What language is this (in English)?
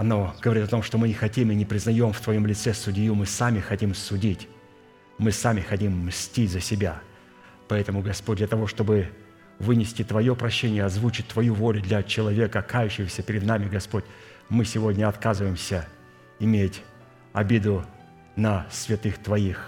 Russian